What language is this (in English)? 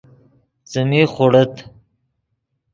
Yidgha